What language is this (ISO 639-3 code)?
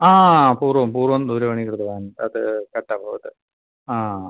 san